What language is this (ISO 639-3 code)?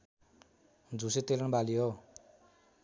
nep